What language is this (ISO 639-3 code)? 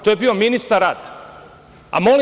srp